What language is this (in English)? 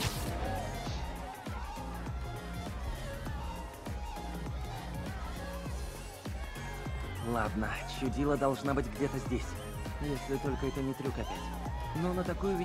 Russian